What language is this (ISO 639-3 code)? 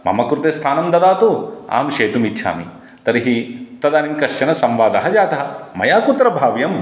san